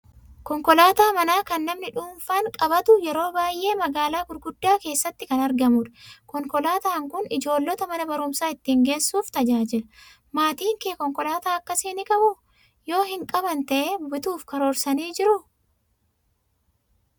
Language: Oromo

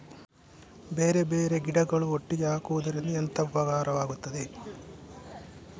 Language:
Kannada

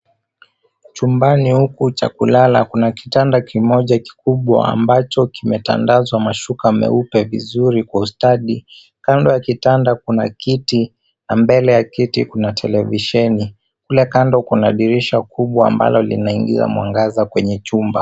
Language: Swahili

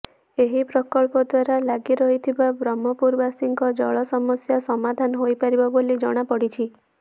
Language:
Odia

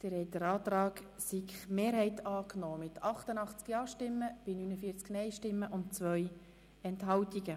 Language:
Swiss German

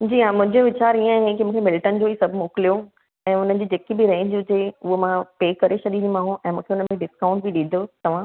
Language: Sindhi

